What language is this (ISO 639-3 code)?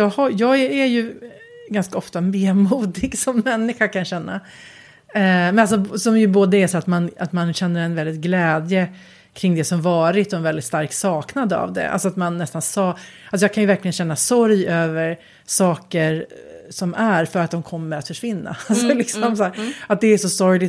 swe